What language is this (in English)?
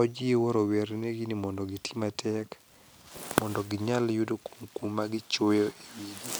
Luo (Kenya and Tanzania)